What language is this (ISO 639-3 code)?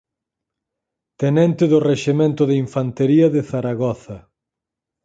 glg